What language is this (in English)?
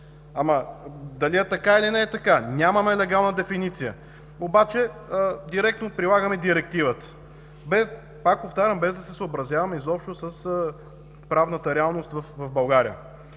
Bulgarian